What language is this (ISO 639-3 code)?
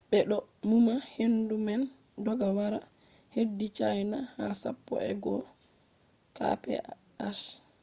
ful